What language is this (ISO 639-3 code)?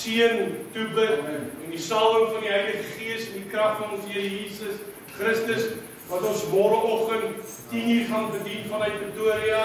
por